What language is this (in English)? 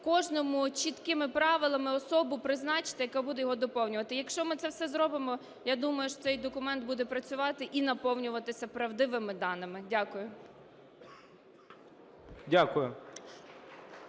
Ukrainian